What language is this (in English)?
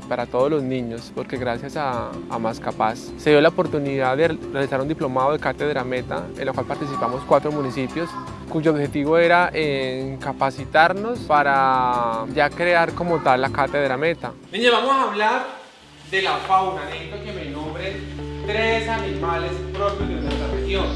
Spanish